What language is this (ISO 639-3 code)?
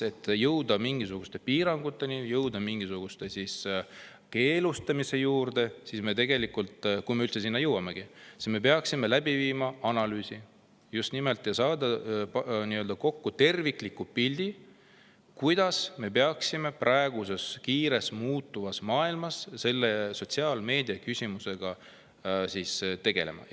est